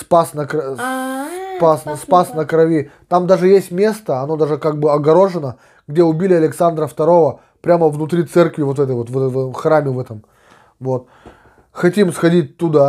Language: Russian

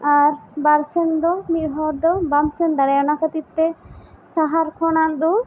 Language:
Santali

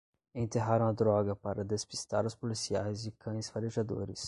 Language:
Portuguese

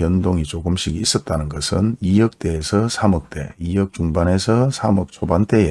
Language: Korean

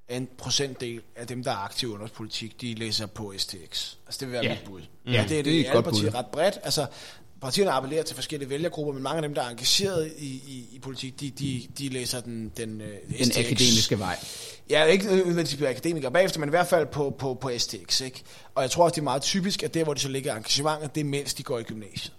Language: Danish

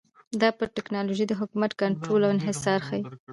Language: Pashto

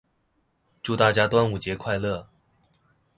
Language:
Chinese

